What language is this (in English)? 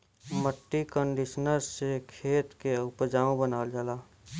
Bhojpuri